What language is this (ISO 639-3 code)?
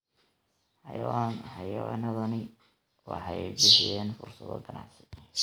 som